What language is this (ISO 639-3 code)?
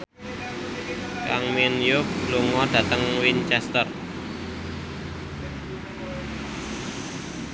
jav